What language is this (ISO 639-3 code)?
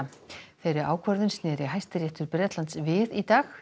isl